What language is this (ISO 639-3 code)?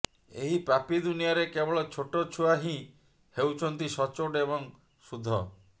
ori